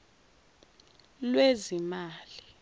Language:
Zulu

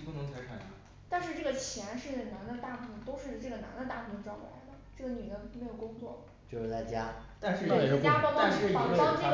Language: Chinese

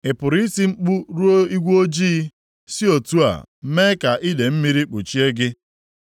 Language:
Igbo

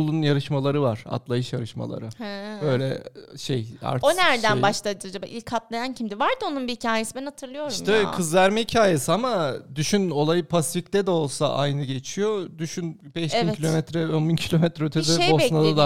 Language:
Turkish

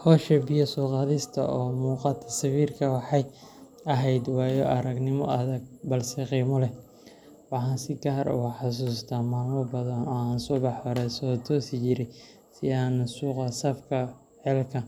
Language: Somali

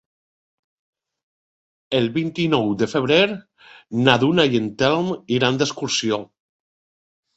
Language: Catalan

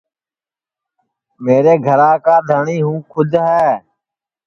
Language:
Sansi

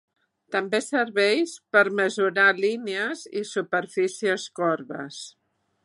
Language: Catalan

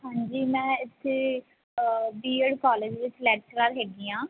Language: Punjabi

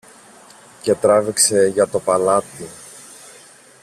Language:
Greek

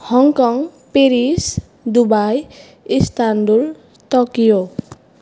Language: Sanskrit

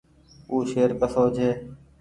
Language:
Goaria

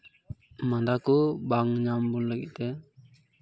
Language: Santali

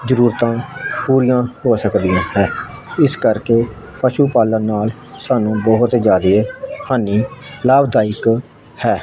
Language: Punjabi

